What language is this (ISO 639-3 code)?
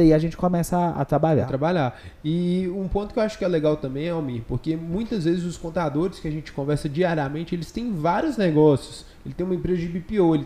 por